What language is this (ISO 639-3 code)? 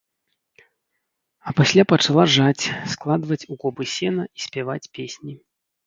bel